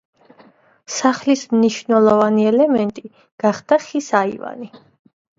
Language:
Georgian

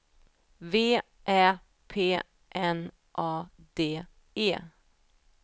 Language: Swedish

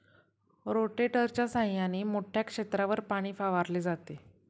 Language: Marathi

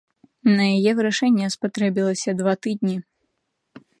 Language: Belarusian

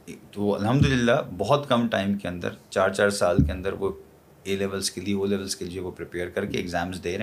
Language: Urdu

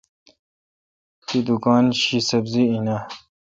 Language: Kalkoti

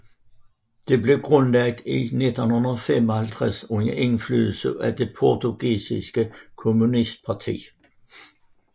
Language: Danish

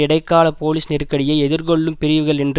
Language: Tamil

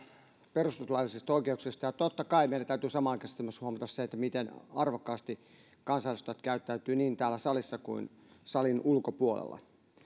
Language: Finnish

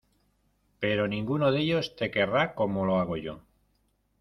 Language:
Spanish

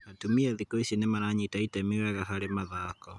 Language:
Kikuyu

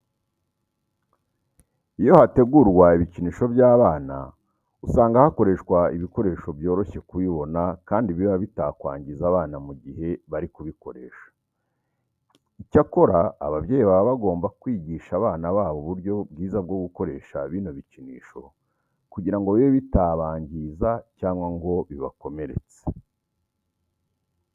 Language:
Kinyarwanda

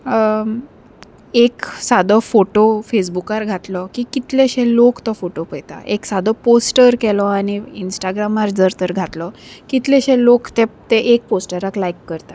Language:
Konkani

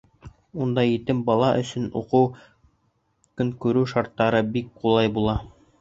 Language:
Bashkir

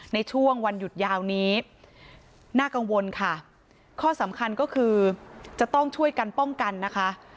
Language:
Thai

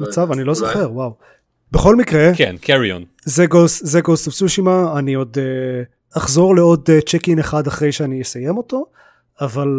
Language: Hebrew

